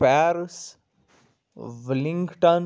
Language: Kashmiri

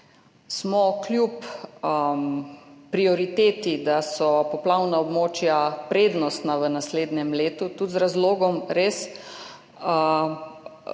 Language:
Slovenian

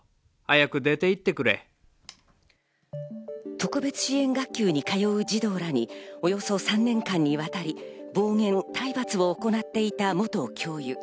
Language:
Japanese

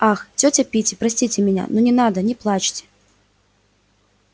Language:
Russian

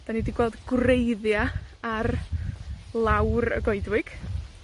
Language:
Welsh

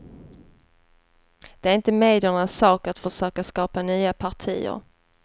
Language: Swedish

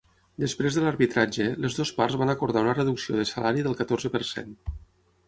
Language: Catalan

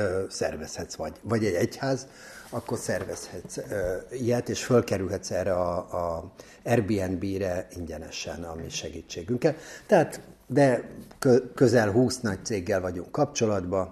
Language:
Hungarian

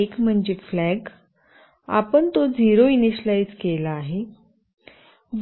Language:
Marathi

